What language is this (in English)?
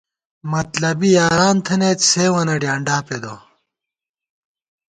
Gawar-Bati